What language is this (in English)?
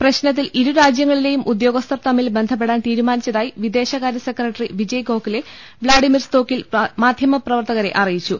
Malayalam